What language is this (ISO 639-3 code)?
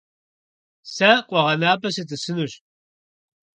kbd